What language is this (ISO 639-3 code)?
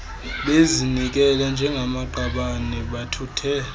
xho